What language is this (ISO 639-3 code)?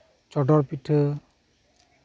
sat